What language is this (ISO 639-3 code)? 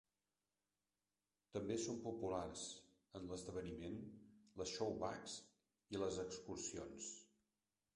cat